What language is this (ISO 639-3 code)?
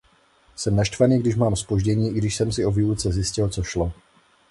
ces